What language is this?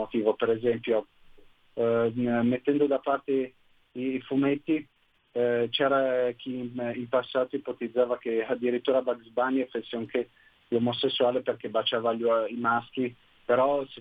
Italian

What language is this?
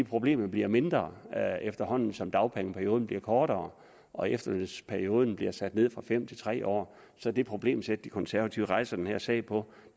Danish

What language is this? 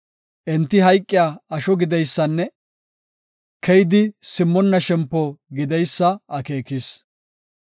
Gofa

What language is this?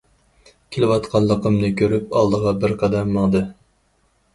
Uyghur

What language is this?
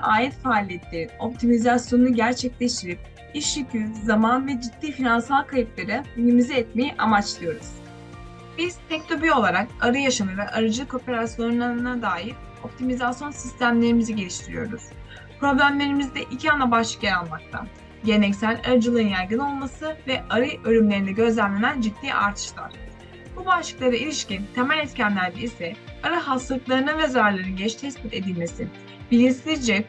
Turkish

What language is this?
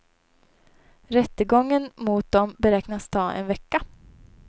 Swedish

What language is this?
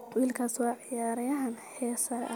Somali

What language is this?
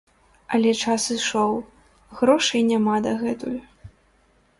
Belarusian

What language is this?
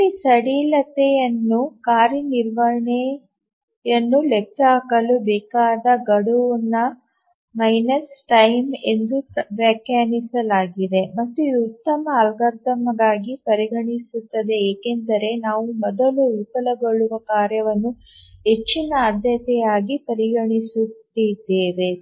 Kannada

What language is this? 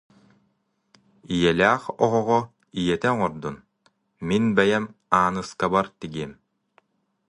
Yakut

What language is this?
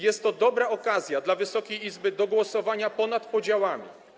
Polish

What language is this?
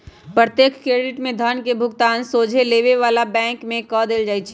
Magahi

